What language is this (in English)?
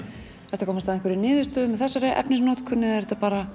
Icelandic